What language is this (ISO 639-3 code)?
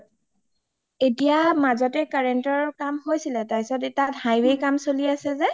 asm